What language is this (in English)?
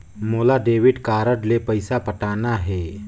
Chhattisgarhi